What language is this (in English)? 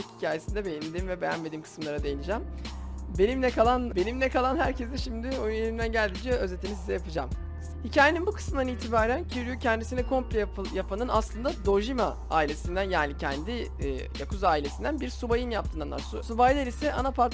Turkish